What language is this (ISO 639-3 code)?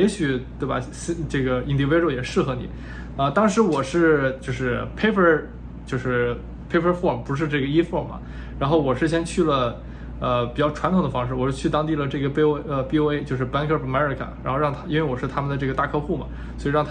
zho